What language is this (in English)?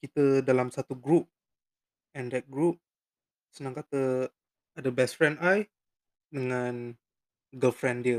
Malay